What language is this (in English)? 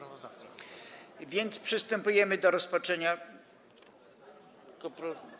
Polish